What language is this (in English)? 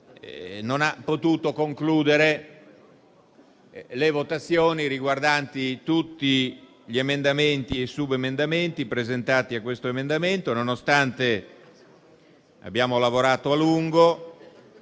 Italian